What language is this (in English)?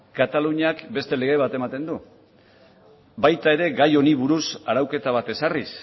Basque